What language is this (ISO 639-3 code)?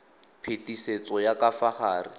tsn